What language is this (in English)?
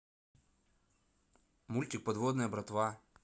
Russian